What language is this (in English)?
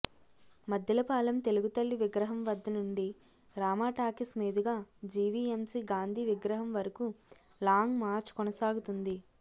Telugu